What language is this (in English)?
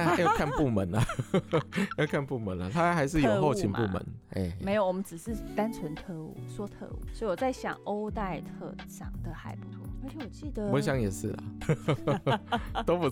Chinese